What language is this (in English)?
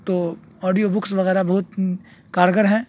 Urdu